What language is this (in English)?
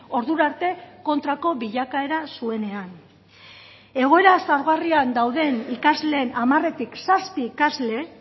Basque